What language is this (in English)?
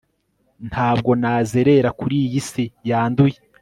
Kinyarwanda